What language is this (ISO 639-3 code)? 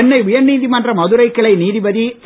tam